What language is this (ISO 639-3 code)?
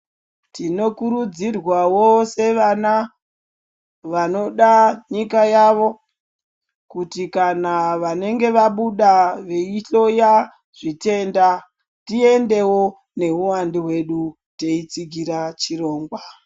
ndc